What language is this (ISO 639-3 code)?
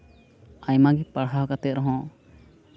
sat